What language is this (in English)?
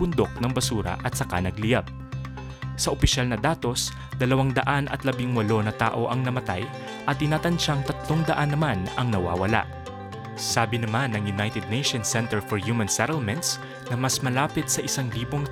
Filipino